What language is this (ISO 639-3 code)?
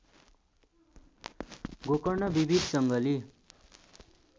nep